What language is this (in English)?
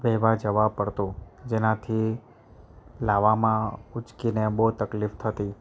Gujarati